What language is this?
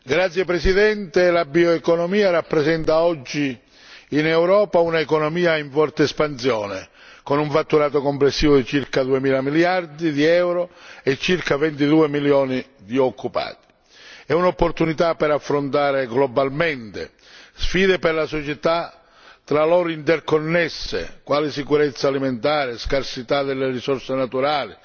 Italian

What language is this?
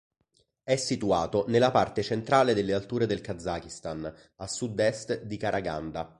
Italian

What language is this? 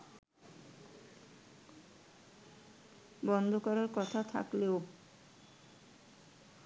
Bangla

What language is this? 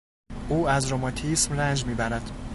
Persian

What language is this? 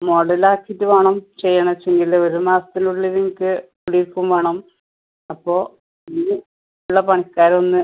Malayalam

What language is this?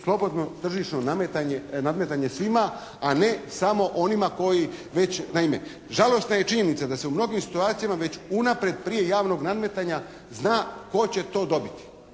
Croatian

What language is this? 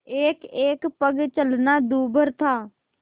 Hindi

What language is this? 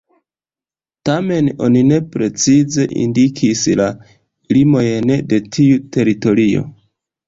Esperanto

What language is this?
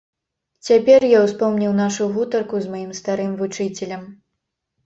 Belarusian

